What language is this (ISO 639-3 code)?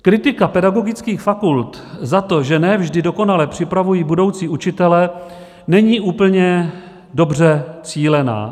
ces